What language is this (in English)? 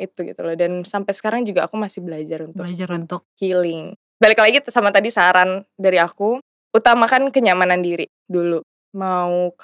Indonesian